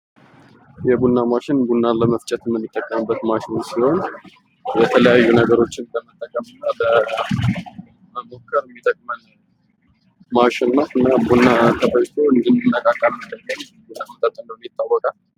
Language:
Amharic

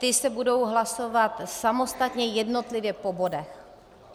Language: Czech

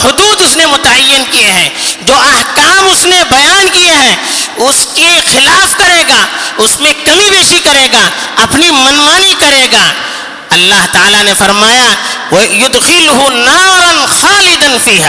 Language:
Urdu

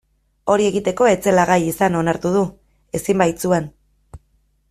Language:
Basque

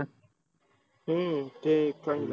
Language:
Marathi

